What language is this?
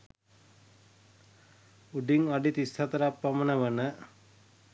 Sinhala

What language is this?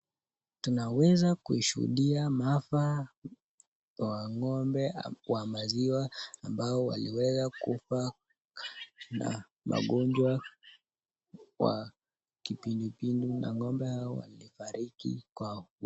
Swahili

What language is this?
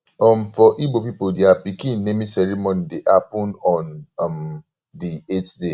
Nigerian Pidgin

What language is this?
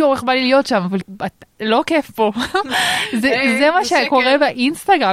Hebrew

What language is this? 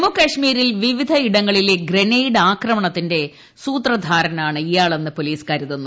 Malayalam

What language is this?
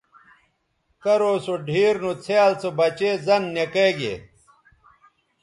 Bateri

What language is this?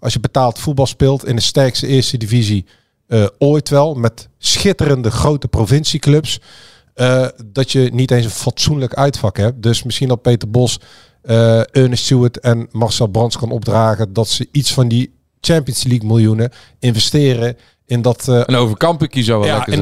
Dutch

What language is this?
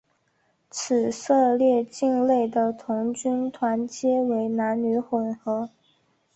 Chinese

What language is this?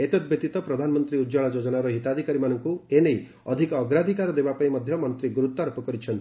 Odia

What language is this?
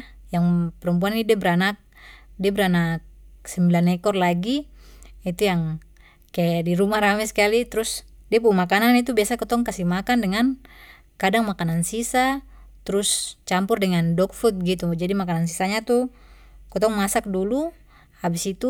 Papuan Malay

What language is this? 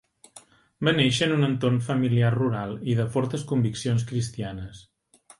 Catalan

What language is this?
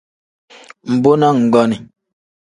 Tem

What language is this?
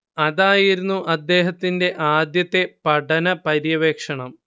Malayalam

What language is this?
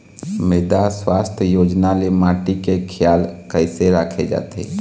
Chhattisgarhi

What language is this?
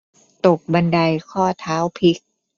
Thai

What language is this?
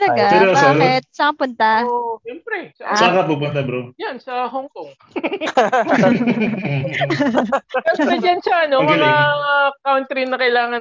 Filipino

